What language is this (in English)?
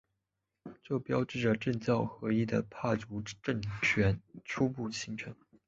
Chinese